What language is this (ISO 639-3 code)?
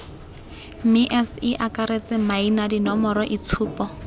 tsn